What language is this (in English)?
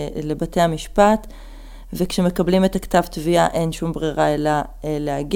Hebrew